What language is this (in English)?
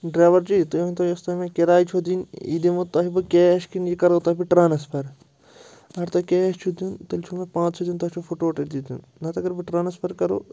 Kashmiri